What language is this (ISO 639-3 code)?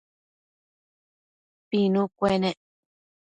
mcf